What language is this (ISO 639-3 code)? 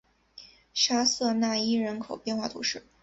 zho